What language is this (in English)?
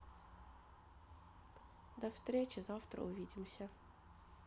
Russian